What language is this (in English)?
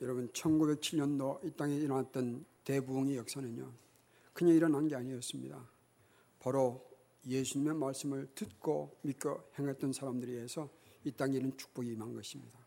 Korean